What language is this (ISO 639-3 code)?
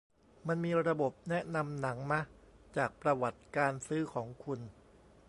tha